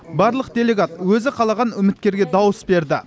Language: Kazakh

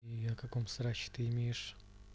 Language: Russian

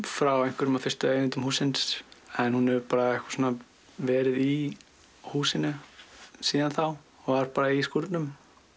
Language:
Icelandic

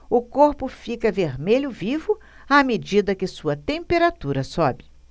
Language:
Portuguese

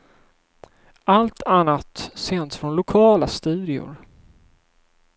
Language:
Swedish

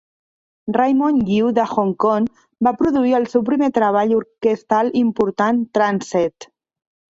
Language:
Catalan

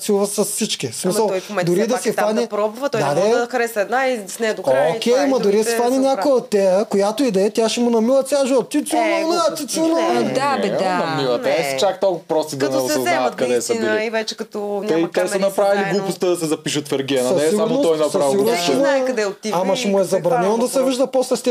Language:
Bulgarian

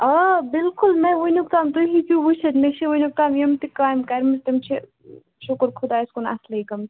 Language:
Kashmiri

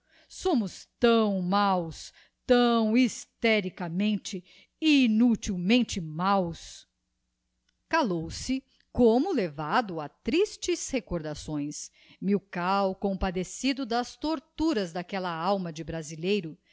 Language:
Portuguese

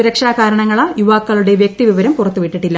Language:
Malayalam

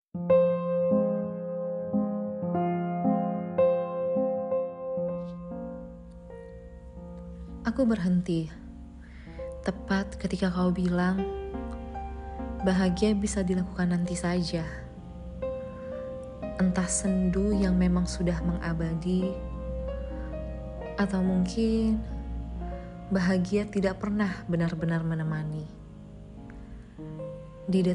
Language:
Indonesian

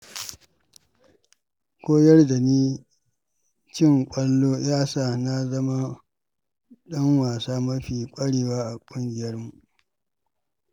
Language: Hausa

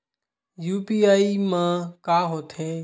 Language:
Chhattisgarhi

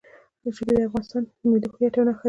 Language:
Pashto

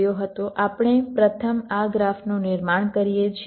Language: Gujarati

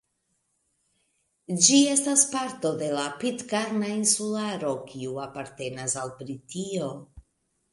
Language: Esperanto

